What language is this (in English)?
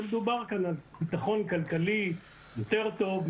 Hebrew